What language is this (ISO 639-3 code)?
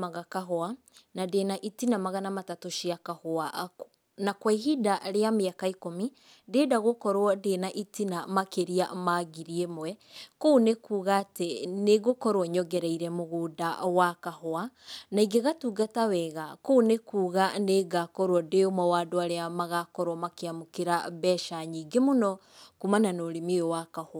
kik